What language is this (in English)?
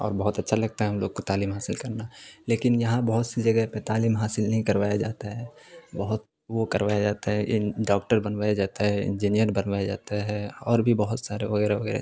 Urdu